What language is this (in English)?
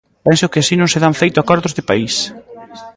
Galician